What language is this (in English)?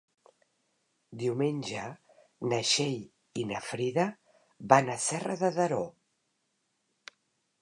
Catalan